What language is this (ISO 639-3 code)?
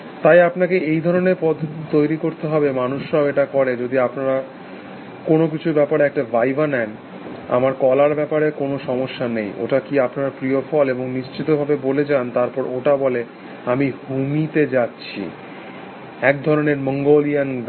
ben